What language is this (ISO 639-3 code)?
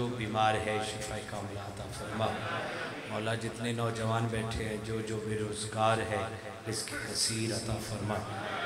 hin